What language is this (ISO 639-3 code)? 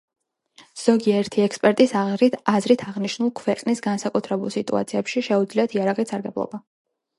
kat